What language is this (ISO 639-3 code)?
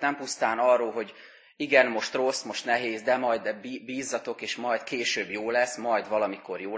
hun